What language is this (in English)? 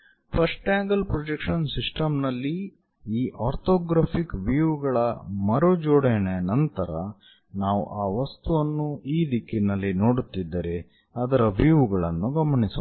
Kannada